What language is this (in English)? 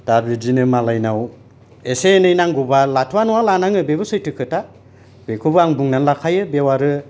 Bodo